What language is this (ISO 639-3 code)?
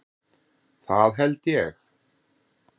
isl